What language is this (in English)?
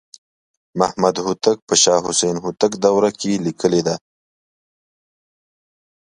Pashto